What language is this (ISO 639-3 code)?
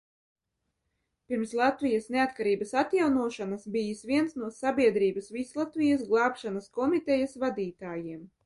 lav